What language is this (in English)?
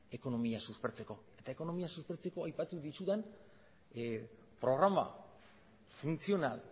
Basque